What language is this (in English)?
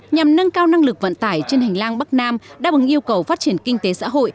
Vietnamese